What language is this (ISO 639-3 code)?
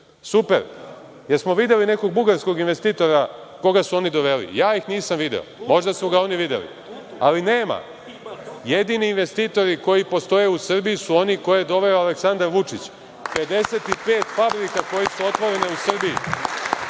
srp